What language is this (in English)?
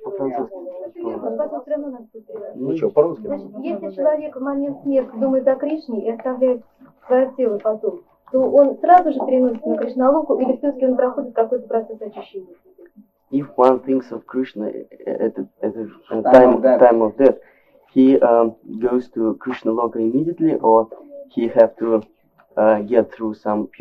Russian